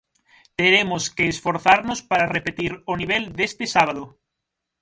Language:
Galician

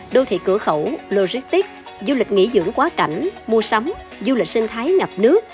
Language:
Vietnamese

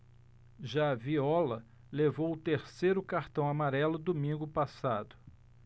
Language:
Portuguese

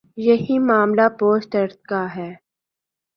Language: Urdu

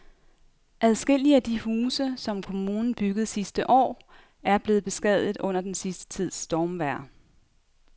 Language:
Danish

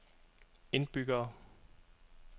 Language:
Danish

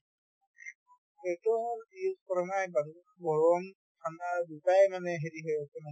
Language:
Assamese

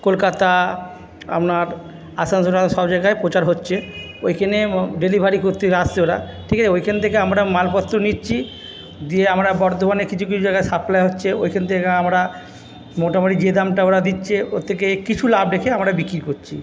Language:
Bangla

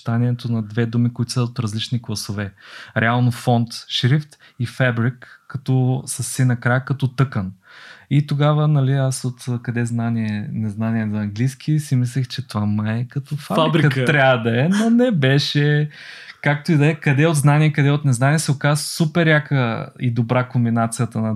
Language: Bulgarian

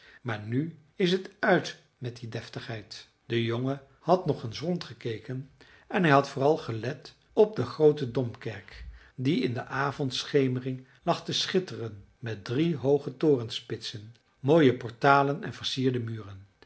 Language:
Dutch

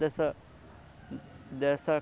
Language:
Portuguese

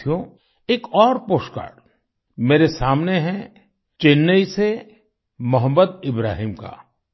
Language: Hindi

